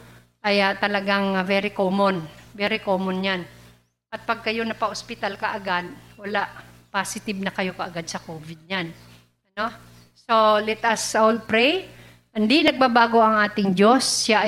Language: Filipino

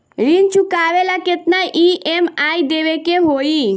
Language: Bhojpuri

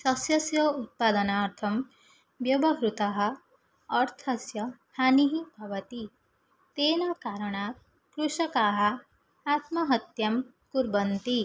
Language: Sanskrit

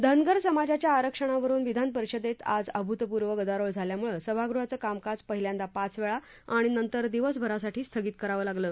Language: Marathi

